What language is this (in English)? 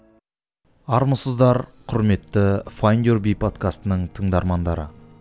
Kazakh